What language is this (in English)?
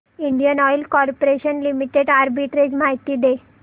Marathi